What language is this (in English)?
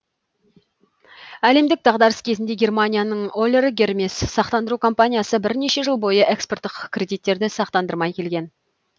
Kazakh